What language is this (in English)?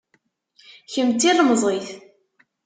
Kabyle